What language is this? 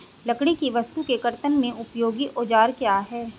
Hindi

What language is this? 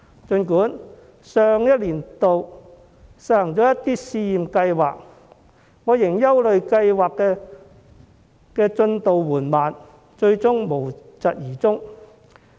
Cantonese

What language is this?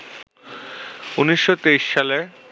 Bangla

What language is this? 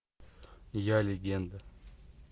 Russian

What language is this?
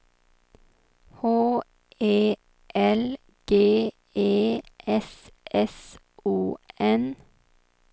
Swedish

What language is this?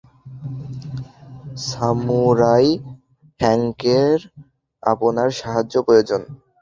Bangla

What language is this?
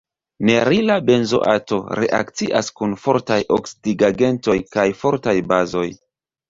Esperanto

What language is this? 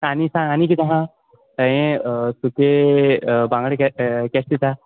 Konkani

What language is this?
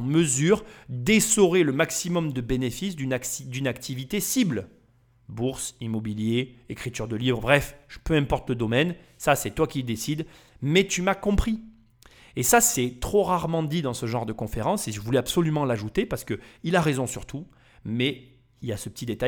French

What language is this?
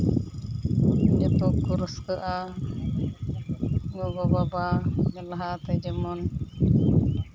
Santali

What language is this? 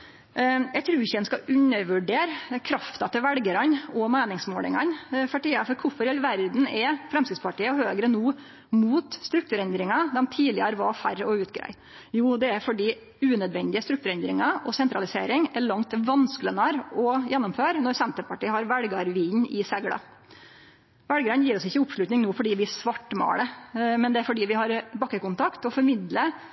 Norwegian Nynorsk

